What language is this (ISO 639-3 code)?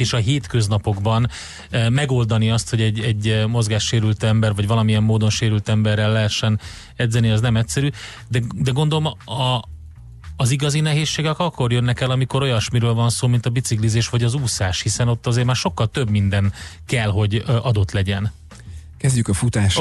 hun